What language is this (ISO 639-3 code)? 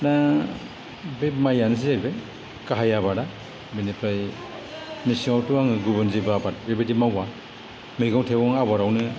brx